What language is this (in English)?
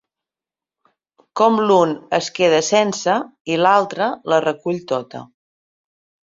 Catalan